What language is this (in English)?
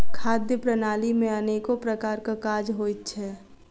Maithili